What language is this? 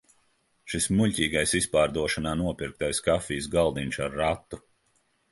Latvian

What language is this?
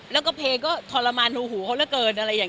Thai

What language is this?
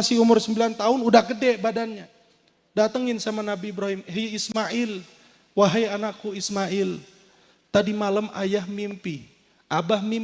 Indonesian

